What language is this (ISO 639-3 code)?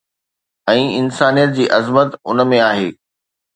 snd